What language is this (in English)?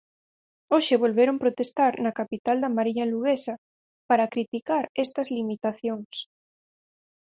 Galician